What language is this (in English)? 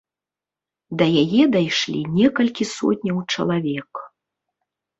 Belarusian